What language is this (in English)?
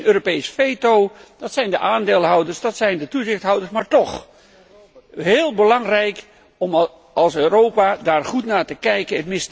Dutch